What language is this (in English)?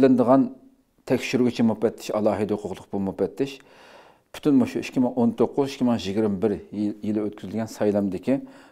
Turkish